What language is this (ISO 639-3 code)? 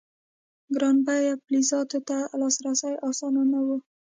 pus